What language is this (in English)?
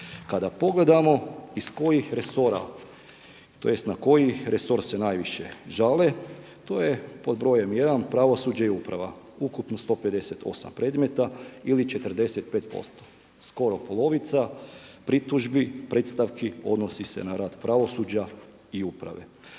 Croatian